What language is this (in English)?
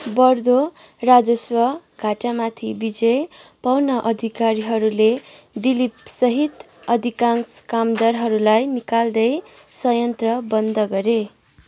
Nepali